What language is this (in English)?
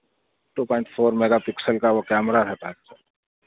Urdu